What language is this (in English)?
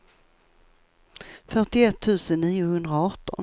Swedish